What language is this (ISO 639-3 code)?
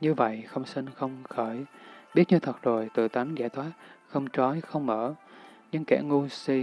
vie